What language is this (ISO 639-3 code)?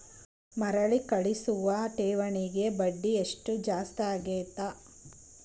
kan